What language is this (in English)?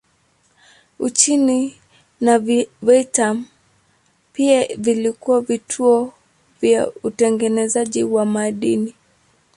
Swahili